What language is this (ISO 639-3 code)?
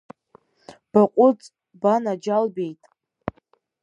abk